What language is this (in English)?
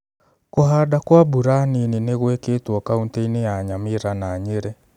Kikuyu